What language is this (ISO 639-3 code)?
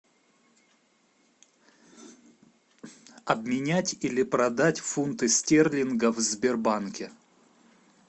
rus